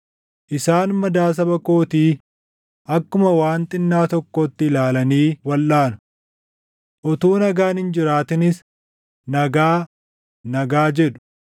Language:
Oromo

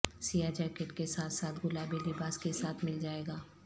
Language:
Urdu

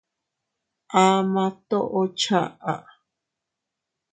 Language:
Teutila Cuicatec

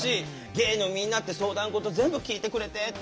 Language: Japanese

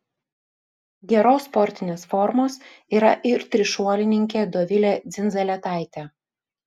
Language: Lithuanian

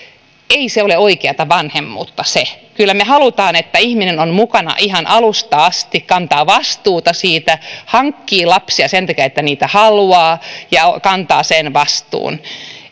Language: Finnish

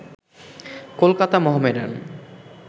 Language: Bangla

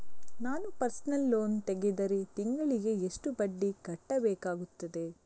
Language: Kannada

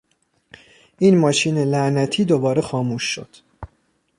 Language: Persian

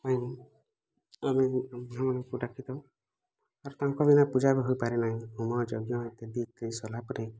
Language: Odia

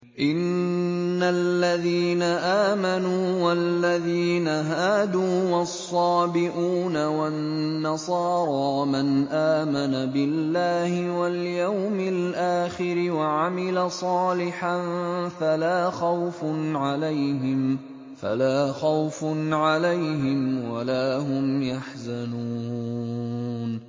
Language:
Arabic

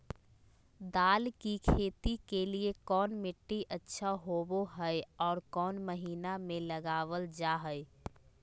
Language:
Magahi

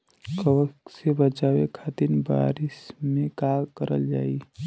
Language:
Bhojpuri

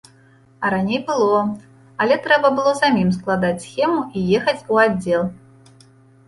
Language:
Belarusian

